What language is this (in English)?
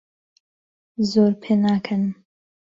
Central Kurdish